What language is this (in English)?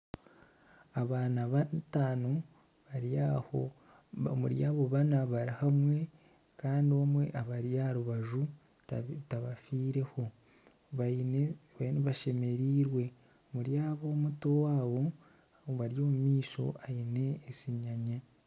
Nyankole